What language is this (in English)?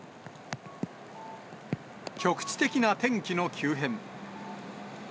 Japanese